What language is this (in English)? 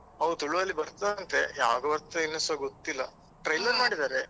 Kannada